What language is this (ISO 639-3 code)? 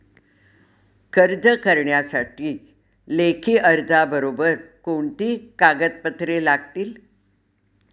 mar